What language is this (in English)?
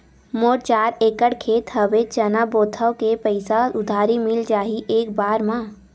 Chhattisgarhi